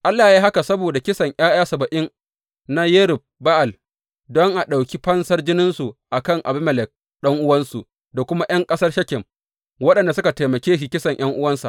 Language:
Hausa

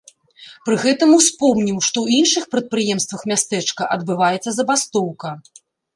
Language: Belarusian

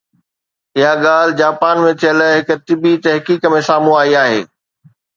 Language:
Sindhi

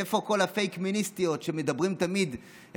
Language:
Hebrew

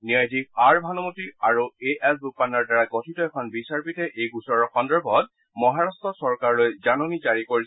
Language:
Assamese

